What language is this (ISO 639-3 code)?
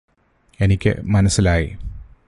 mal